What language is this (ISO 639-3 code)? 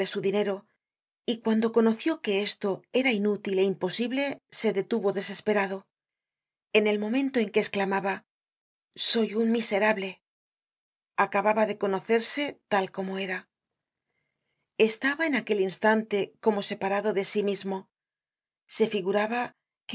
spa